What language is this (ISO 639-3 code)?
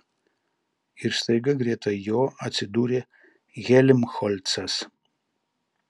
lit